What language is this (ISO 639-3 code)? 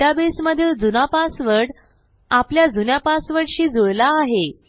mar